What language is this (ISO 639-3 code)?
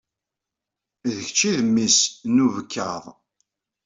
kab